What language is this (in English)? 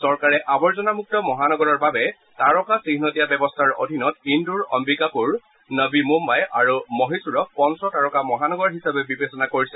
Assamese